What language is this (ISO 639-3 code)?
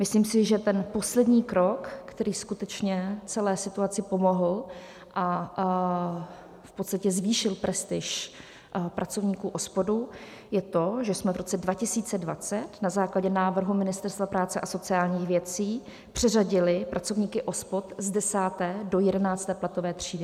ces